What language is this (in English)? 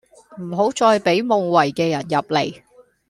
Cantonese